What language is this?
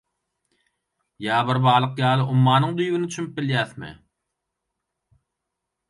Turkmen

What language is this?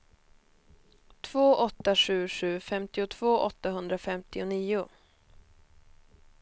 Swedish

